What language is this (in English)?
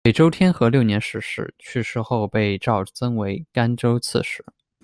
Chinese